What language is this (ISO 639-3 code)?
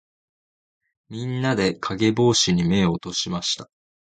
jpn